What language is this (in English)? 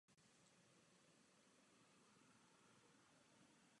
Czech